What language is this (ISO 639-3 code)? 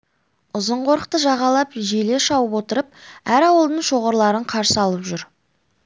kaz